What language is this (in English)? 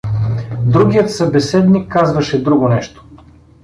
Bulgarian